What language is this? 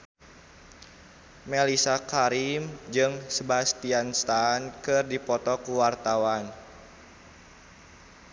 Sundanese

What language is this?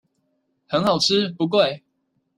Chinese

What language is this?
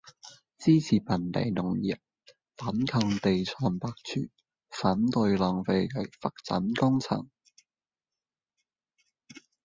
Cantonese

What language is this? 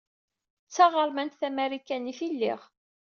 Kabyle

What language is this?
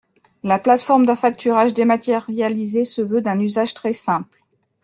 French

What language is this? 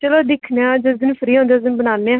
Dogri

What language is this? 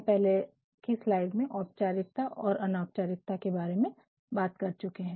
Hindi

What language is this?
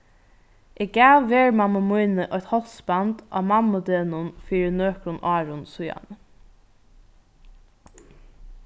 Faroese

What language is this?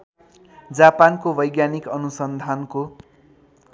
Nepali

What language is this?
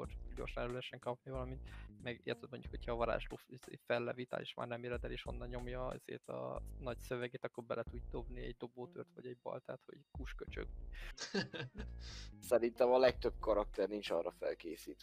Hungarian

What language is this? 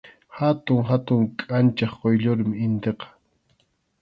Arequipa-La Unión Quechua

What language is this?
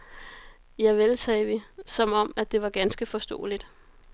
Danish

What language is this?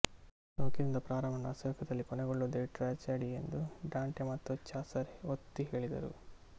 Kannada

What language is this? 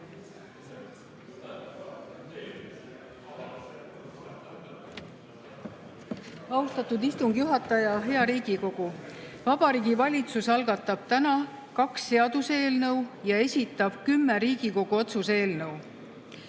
Estonian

